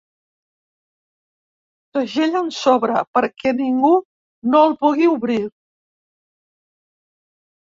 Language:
Catalan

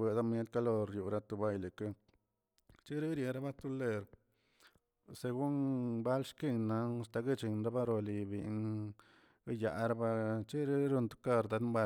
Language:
Tilquiapan Zapotec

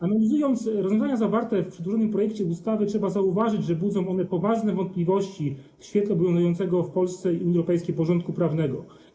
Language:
Polish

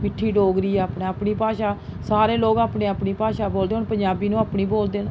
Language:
Dogri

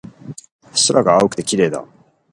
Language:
Japanese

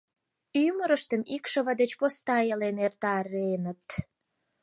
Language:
Mari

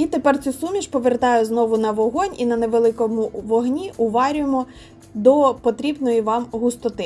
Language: Ukrainian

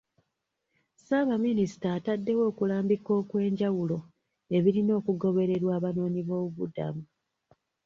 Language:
Ganda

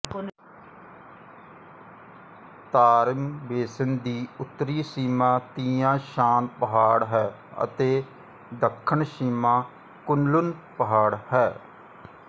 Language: Punjabi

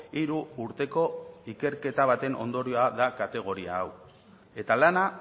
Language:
Basque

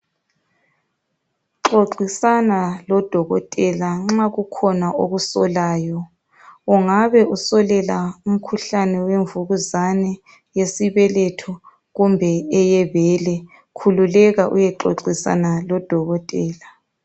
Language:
North Ndebele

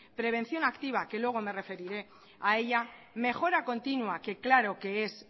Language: Spanish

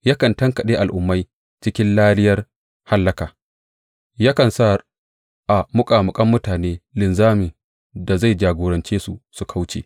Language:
Hausa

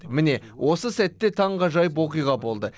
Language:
Kazakh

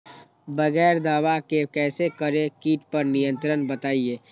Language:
Magahi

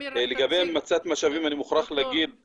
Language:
Hebrew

